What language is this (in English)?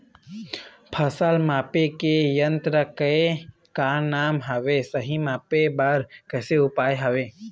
Chhattisgarhi